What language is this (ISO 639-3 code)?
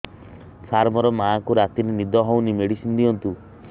ori